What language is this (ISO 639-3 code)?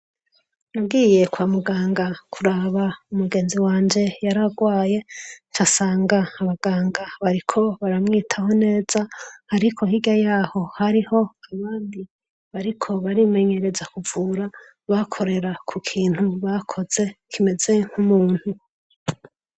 run